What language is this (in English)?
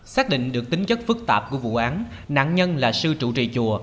Vietnamese